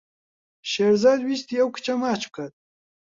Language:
Central Kurdish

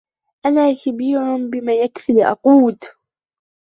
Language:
Arabic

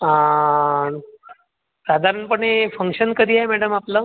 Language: Marathi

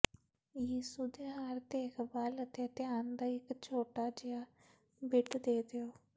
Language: Punjabi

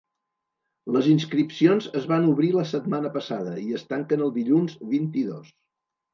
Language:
Catalan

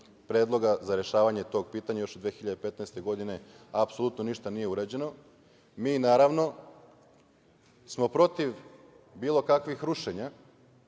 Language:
Serbian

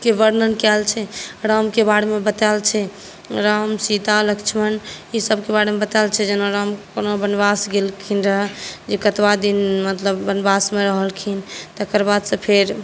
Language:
Maithili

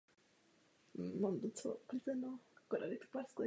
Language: Czech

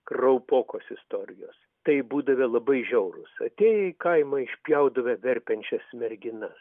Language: Lithuanian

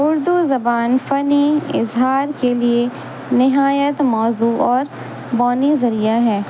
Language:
Urdu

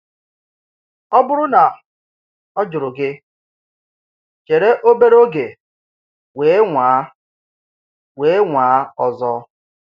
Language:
Igbo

